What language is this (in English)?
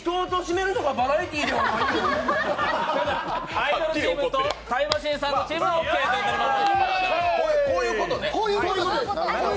Japanese